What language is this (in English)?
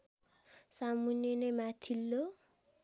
Nepali